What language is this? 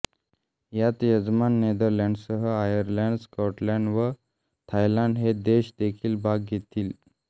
Marathi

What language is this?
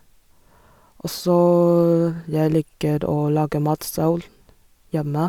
Norwegian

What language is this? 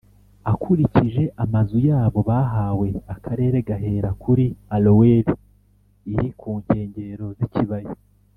Kinyarwanda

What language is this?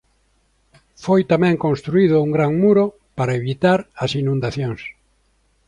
Galician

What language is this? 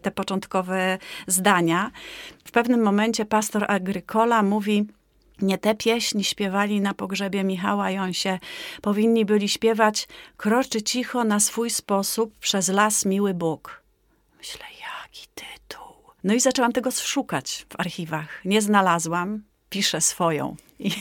Polish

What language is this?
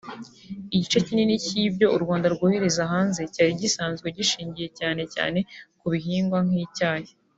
Kinyarwanda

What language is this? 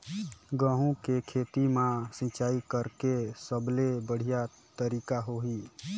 Chhattisgarhi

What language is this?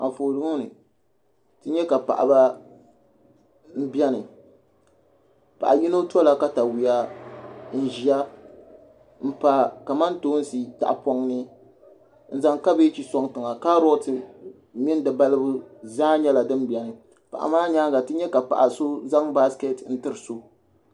Dagbani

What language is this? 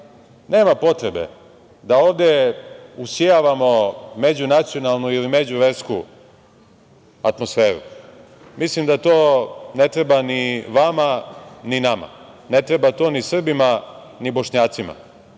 Serbian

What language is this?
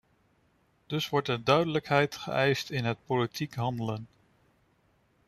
Dutch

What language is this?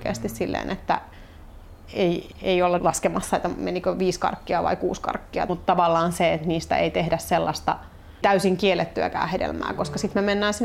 Finnish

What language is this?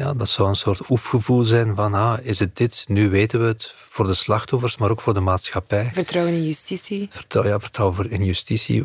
Dutch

